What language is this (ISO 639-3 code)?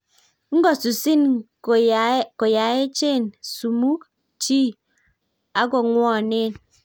kln